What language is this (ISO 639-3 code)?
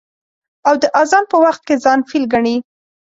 pus